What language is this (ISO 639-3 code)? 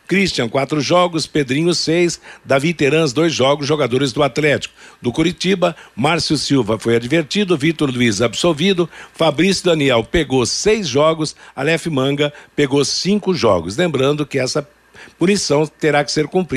por